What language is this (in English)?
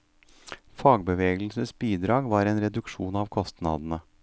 Norwegian